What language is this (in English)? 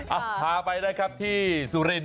Thai